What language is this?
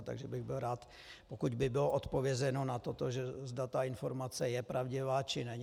Czech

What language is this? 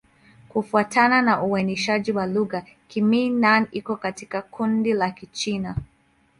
Swahili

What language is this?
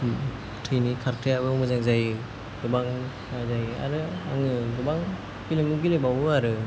Bodo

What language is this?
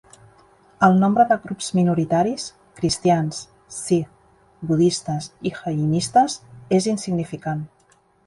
Catalan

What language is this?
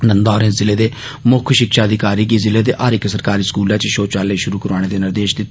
Dogri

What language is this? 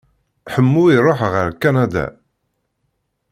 Kabyle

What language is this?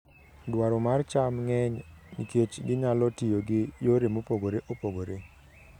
Luo (Kenya and Tanzania)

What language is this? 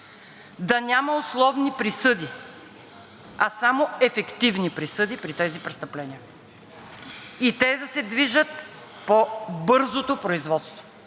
Bulgarian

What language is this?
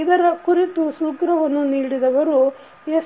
Kannada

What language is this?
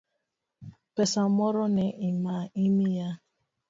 Luo (Kenya and Tanzania)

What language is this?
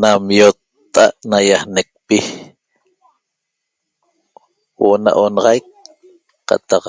Toba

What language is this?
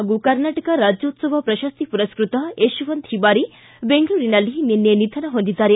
Kannada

